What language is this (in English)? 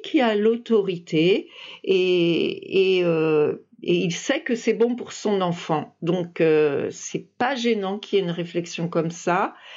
French